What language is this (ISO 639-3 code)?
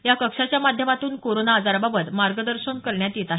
mar